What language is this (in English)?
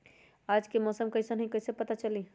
Magahi